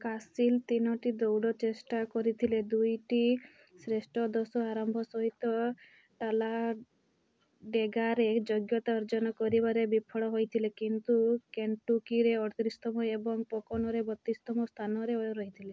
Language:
Odia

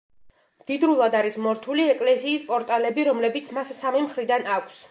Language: Georgian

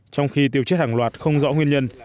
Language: Vietnamese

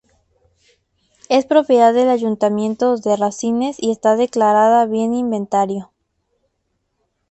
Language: Spanish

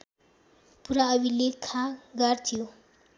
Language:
Nepali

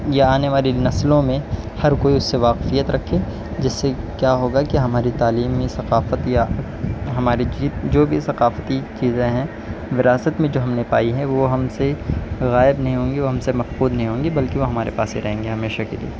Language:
Urdu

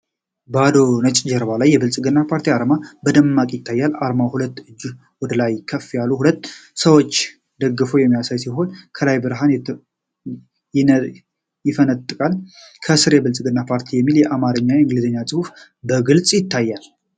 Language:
Amharic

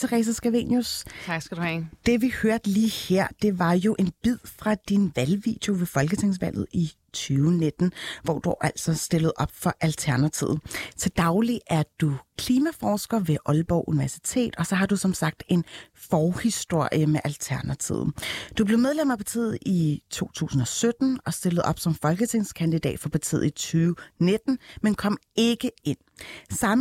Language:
Danish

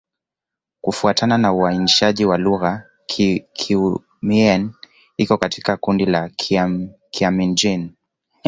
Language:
Swahili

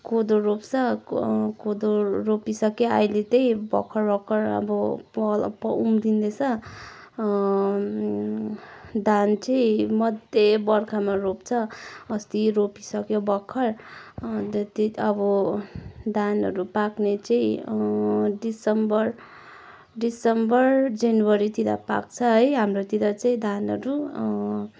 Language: Nepali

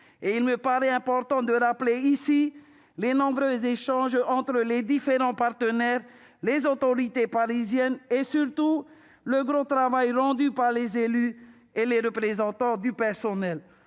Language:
French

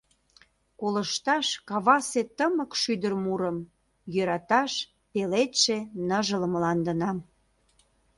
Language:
Mari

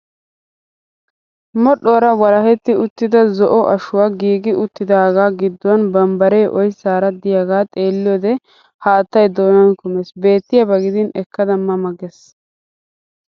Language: Wolaytta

